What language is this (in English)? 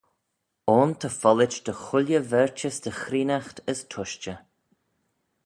Manx